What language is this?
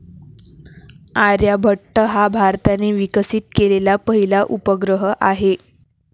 Marathi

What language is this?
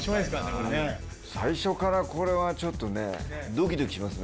Japanese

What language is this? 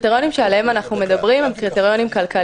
Hebrew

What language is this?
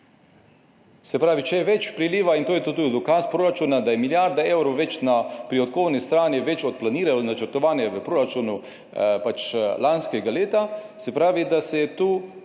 Slovenian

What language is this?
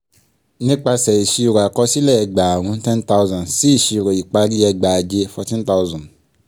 Yoruba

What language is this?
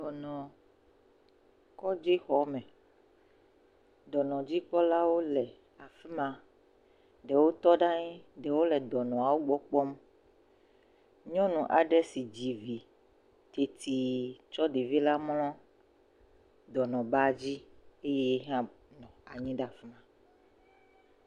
Ewe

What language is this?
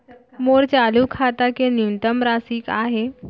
Chhattisgarhi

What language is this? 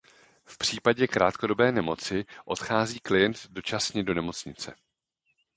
Czech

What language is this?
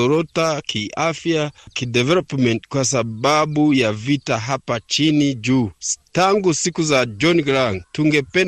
Swahili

